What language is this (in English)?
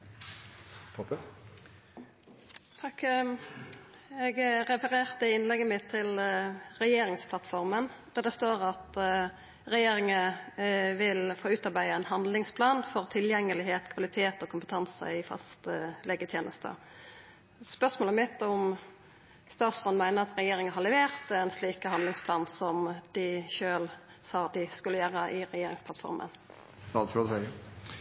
Norwegian